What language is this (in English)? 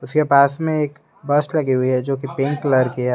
Hindi